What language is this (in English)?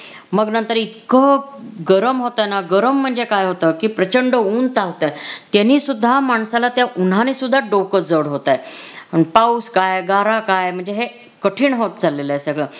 Marathi